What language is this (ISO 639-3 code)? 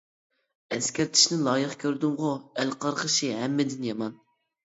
uig